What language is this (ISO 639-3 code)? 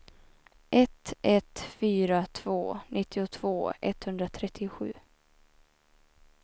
swe